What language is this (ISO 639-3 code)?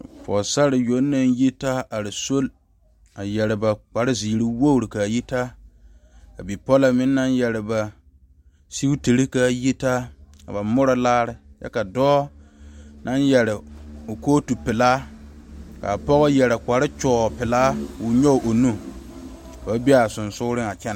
dga